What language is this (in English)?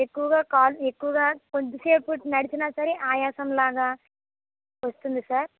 Telugu